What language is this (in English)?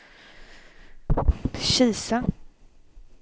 Swedish